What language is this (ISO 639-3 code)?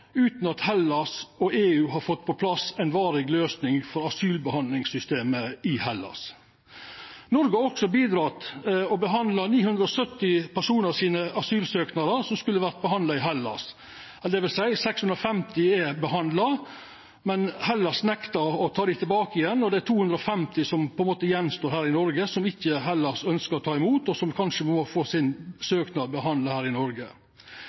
nno